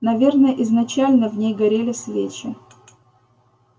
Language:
Russian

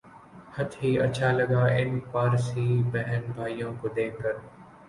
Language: Urdu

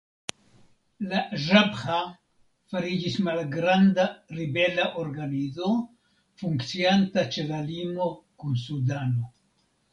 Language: Esperanto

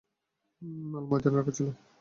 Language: Bangla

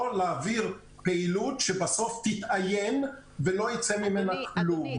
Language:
Hebrew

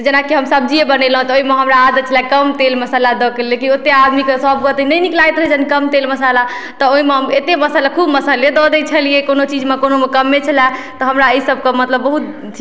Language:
Maithili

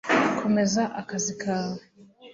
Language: Kinyarwanda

